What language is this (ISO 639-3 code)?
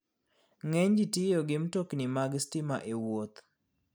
luo